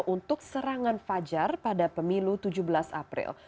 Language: Indonesian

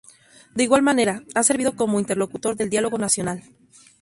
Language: Spanish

